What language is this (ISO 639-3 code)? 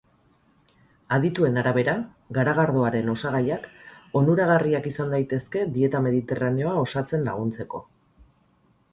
eus